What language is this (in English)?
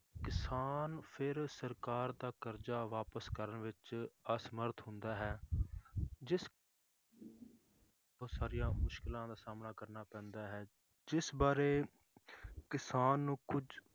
Punjabi